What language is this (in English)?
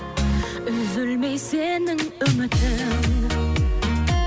Kazakh